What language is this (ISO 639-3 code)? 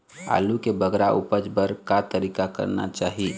hne